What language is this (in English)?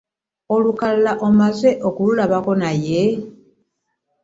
Ganda